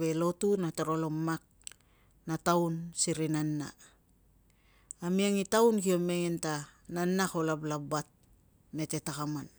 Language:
Tungag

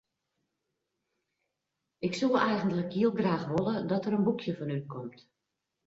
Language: Western Frisian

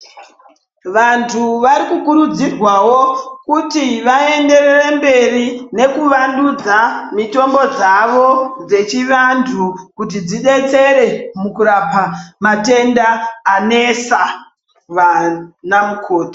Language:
Ndau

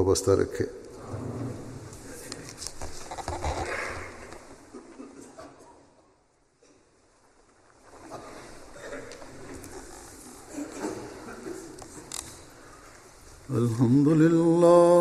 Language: Urdu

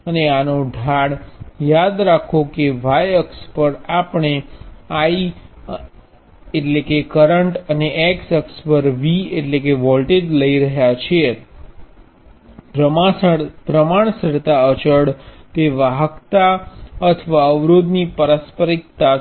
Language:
Gujarati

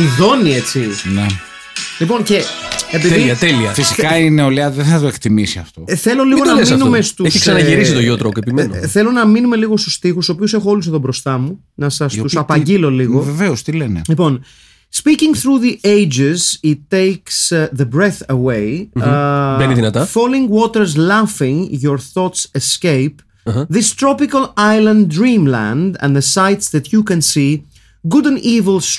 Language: Greek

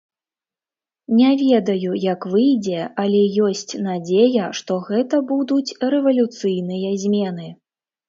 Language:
Belarusian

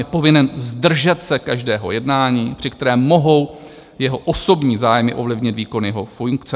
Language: Czech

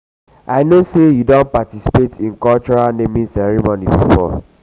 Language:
Nigerian Pidgin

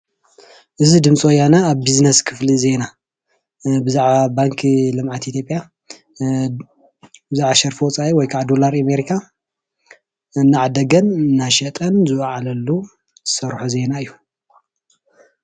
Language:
Tigrinya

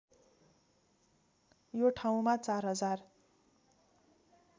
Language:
Nepali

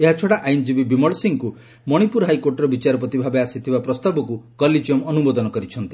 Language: Odia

